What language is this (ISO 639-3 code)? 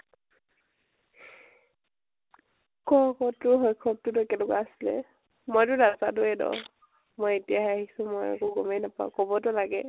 asm